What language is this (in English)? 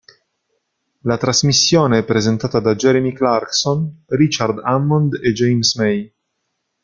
Italian